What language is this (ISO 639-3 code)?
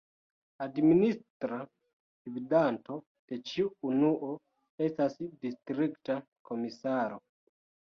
epo